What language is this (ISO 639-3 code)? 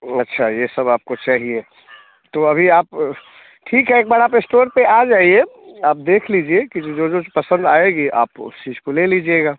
hin